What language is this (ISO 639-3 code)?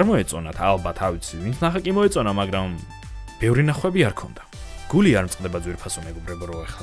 deu